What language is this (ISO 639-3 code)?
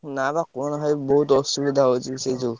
ori